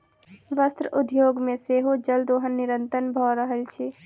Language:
Maithili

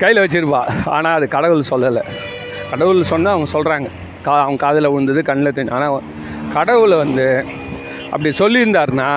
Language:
Tamil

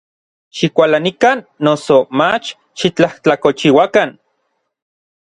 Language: Orizaba Nahuatl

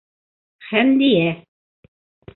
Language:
Bashkir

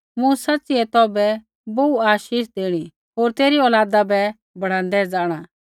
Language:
Kullu Pahari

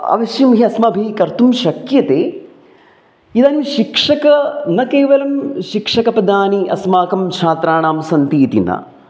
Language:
Sanskrit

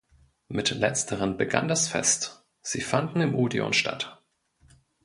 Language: German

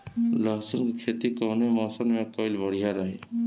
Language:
Bhojpuri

